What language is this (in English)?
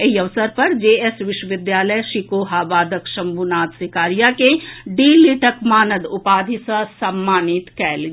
Maithili